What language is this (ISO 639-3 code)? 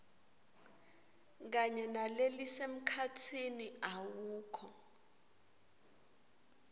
ssw